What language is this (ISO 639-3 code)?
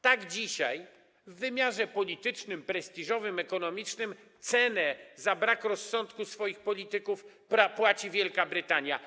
pol